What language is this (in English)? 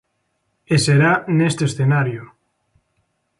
Galician